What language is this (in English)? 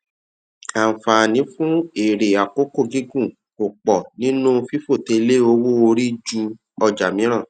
Yoruba